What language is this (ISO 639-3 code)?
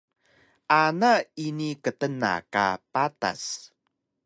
trv